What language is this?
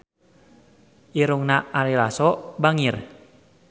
Sundanese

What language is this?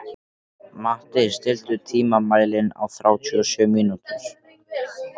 Icelandic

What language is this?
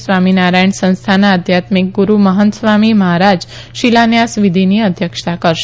Gujarati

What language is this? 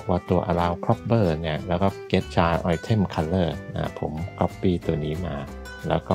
Thai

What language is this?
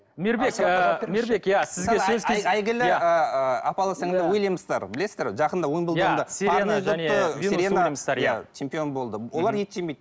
Kazakh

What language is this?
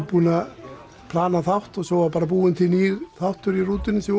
Icelandic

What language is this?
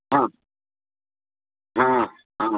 Sanskrit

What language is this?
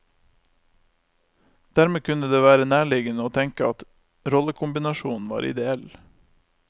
Norwegian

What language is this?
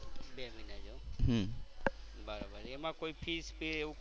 Gujarati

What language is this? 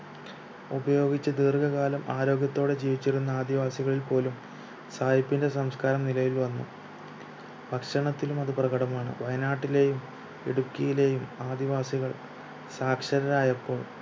Malayalam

